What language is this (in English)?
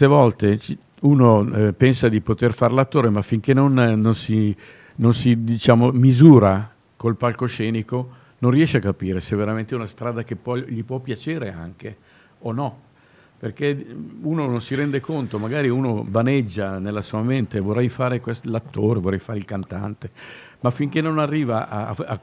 Italian